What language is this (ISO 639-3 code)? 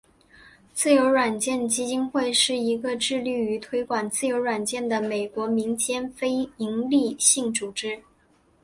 zho